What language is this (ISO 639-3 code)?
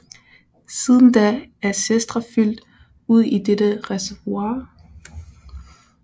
dan